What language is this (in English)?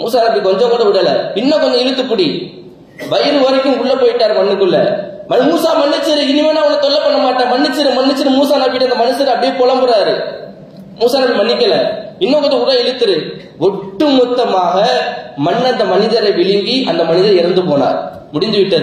Indonesian